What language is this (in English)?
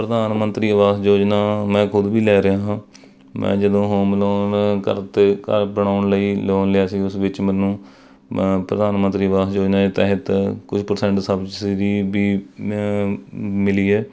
Punjabi